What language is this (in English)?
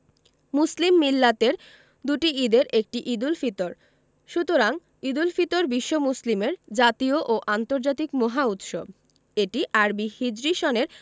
Bangla